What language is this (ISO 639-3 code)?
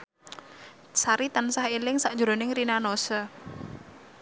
jav